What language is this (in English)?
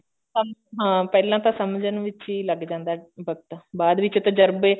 Punjabi